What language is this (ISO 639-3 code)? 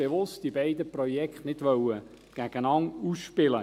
gsw